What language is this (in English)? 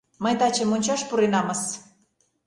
Mari